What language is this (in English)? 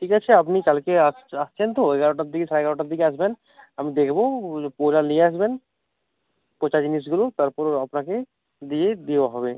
Bangla